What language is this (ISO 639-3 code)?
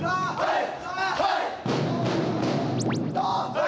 jpn